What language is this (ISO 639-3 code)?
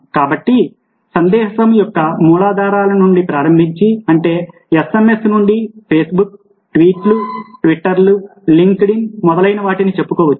tel